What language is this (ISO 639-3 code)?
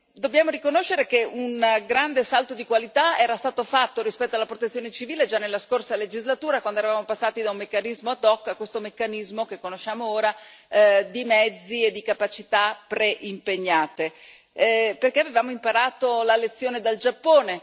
ita